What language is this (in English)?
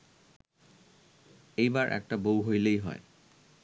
Bangla